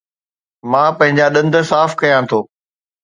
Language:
Sindhi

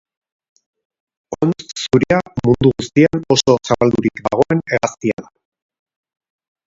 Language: Basque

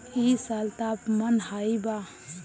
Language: Bhojpuri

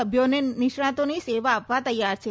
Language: Gujarati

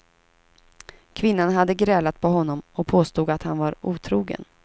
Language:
Swedish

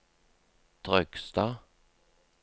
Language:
Norwegian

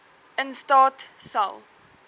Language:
Afrikaans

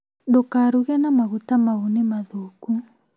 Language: Kikuyu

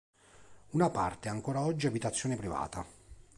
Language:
Italian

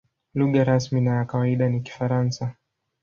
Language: Swahili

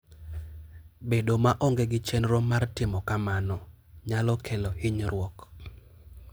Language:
Luo (Kenya and Tanzania)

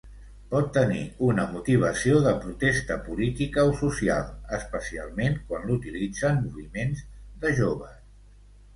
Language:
Catalan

